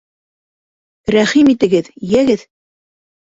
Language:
Bashkir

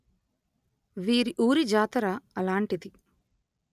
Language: Telugu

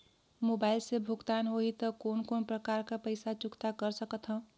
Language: Chhattisgarhi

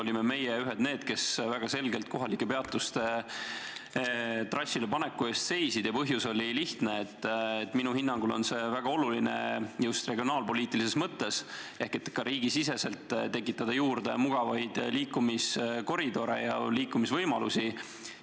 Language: Estonian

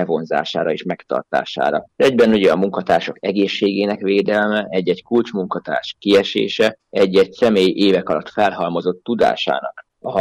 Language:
Hungarian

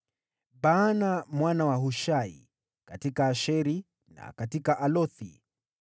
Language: Swahili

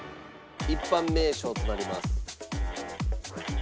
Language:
Japanese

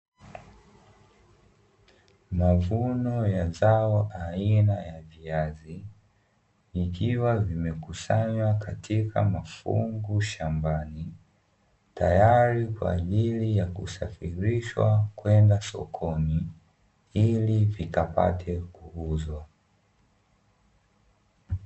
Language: Swahili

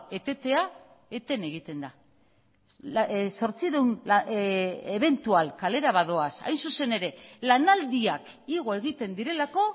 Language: Basque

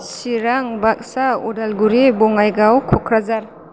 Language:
Bodo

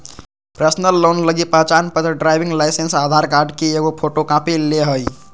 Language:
Magahi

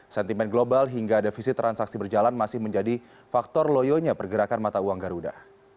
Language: Indonesian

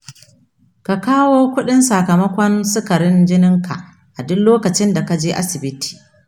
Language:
Hausa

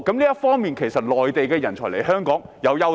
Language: Cantonese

